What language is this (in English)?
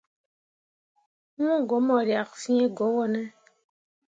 Mundang